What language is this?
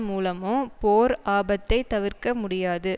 Tamil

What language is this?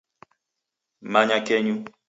Taita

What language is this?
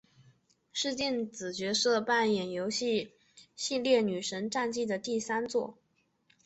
Chinese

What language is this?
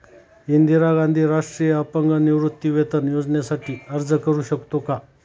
Marathi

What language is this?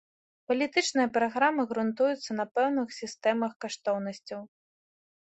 Belarusian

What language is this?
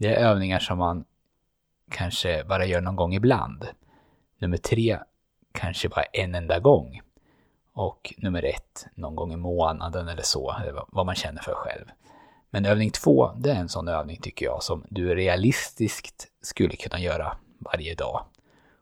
Swedish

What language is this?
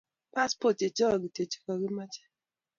Kalenjin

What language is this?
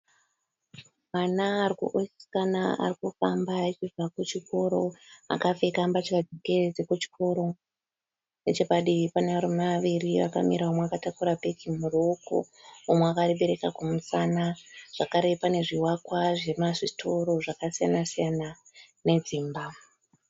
Shona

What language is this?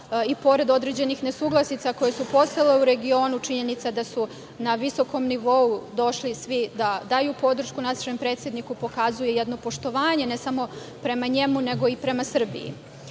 Serbian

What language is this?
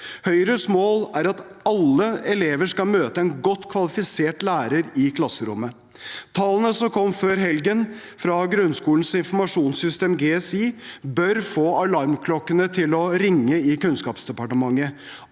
Norwegian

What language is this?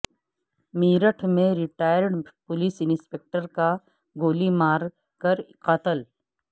Urdu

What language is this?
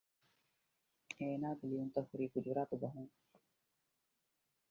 Divehi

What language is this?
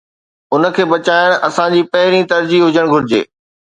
Sindhi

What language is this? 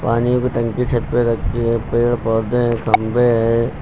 Hindi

